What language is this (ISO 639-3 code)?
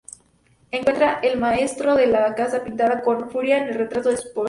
spa